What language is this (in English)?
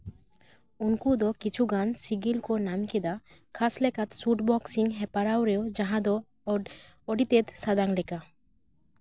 Santali